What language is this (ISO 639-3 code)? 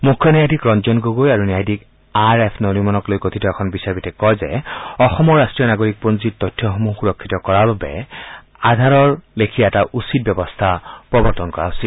asm